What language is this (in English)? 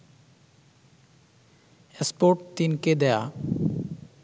Bangla